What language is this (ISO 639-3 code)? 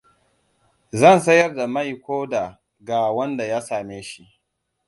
hau